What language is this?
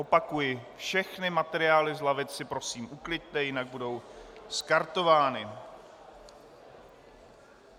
Czech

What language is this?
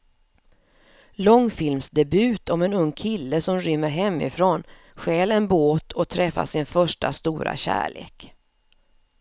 Swedish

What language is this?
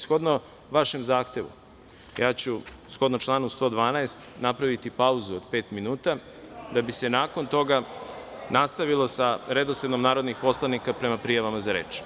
Serbian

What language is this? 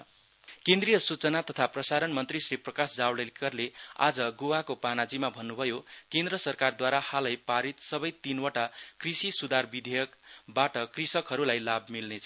Nepali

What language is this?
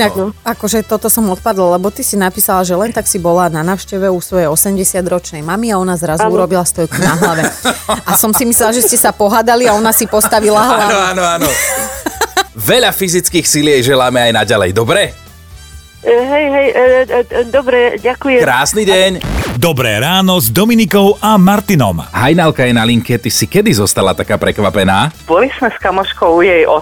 Slovak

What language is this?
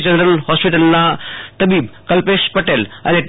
Gujarati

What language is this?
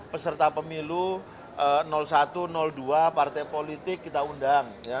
Indonesian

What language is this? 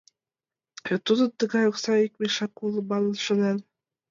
Mari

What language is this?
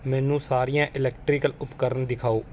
Punjabi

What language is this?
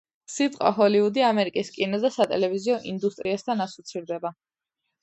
Georgian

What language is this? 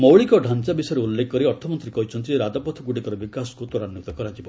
Odia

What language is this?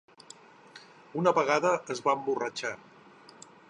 Catalan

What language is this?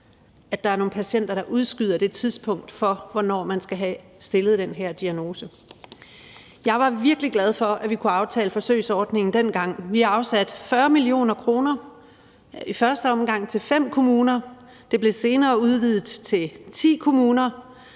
Danish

